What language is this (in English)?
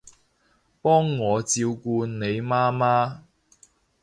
Cantonese